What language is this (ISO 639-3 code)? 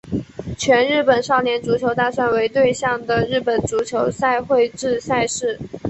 zho